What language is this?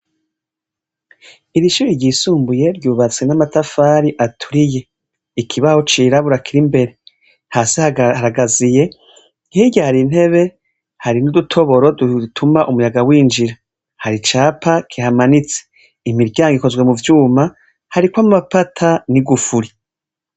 Rundi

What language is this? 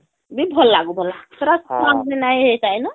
Odia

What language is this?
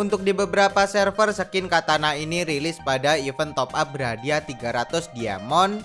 Indonesian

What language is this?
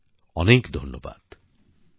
Bangla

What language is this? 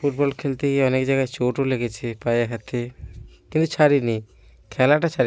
Bangla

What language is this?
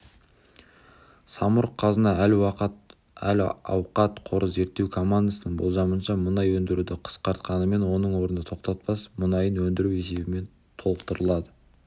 Kazakh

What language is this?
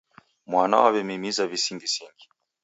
Taita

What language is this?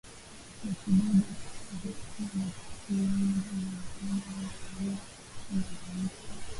Swahili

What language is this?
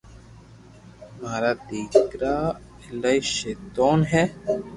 Loarki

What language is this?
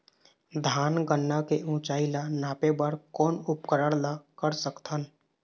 Chhattisgarhi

